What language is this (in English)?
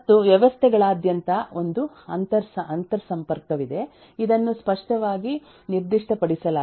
Kannada